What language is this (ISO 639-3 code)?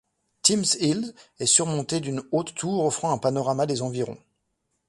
fra